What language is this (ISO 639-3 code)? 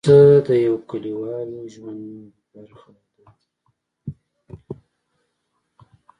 pus